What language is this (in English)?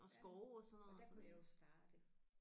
Danish